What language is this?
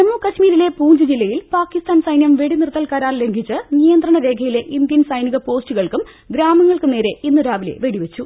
Malayalam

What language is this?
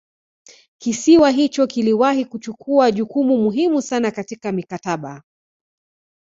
Swahili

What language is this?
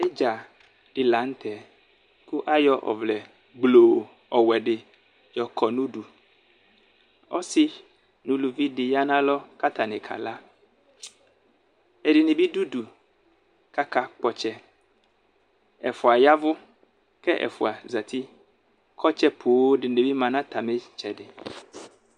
Ikposo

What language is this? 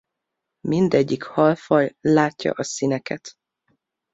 Hungarian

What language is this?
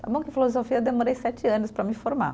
Portuguese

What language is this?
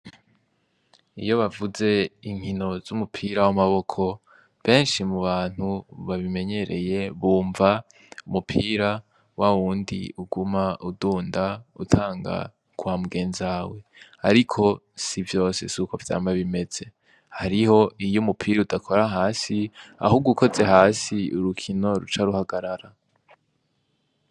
Rundi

